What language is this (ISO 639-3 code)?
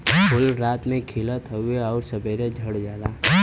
bho